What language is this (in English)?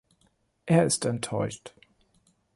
German